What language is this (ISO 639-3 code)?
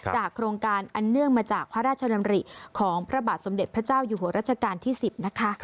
tha